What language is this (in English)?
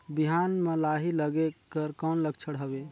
Chhattisgarhi